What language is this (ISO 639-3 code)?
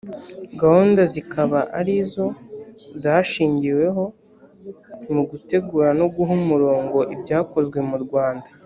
kin